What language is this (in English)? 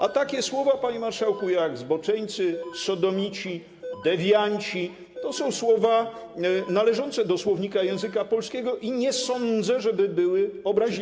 Polish